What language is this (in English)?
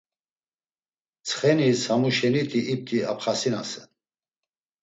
Laz